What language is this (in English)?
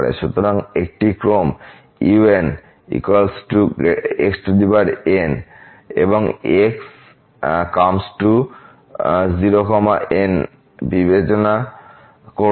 Bangla